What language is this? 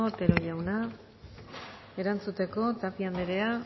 Basque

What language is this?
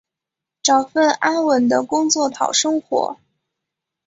Chinese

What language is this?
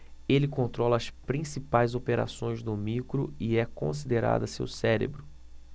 Portuguese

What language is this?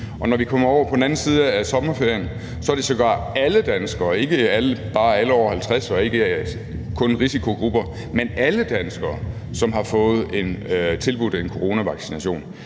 Danish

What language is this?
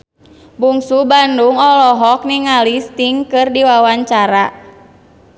Sundanese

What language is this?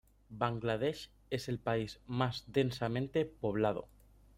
Spanish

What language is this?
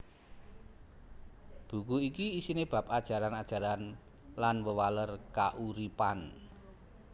Javanese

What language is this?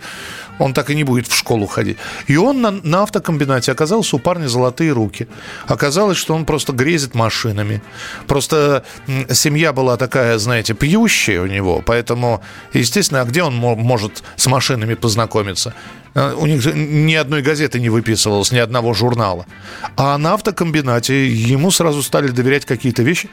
Russian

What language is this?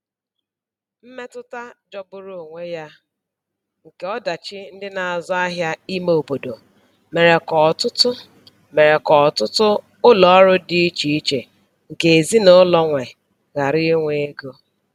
Igbo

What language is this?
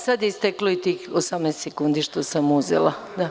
Serbian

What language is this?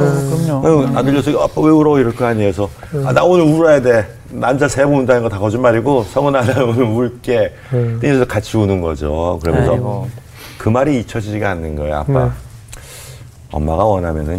Korean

